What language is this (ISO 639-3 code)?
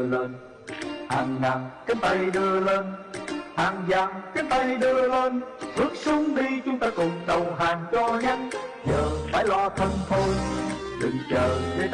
vie